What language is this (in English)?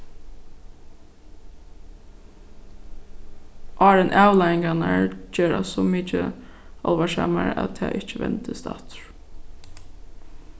Faroese